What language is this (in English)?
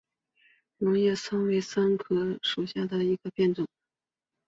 Chinese